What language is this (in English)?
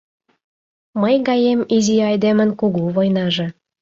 Mari